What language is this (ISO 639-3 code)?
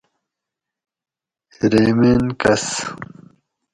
gwc